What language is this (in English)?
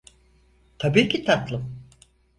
Turkish